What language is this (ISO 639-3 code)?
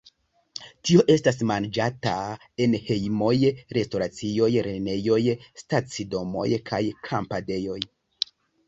epo